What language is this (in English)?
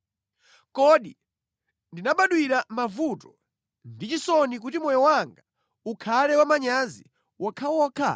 Nyanja